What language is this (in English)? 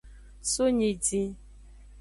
Aja (Benin)